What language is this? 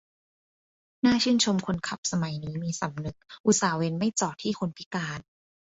Thai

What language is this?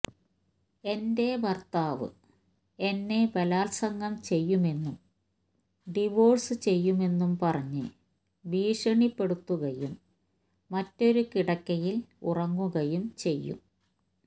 Malayalam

